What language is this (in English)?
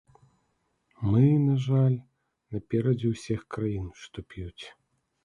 Belarusian